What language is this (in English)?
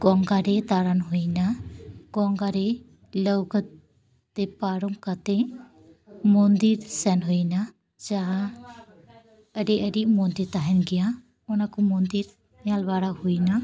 Santali